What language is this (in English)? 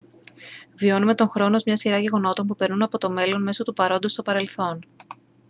Greek